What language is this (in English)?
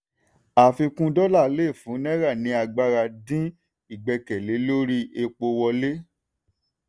Yoruba